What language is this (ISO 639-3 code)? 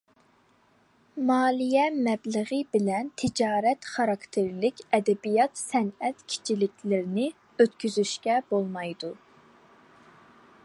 uig